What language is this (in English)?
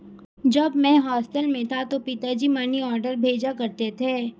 Hindi